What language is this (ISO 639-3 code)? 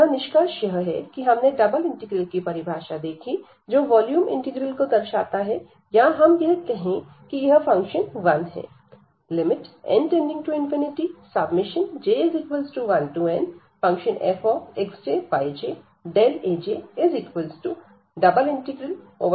hin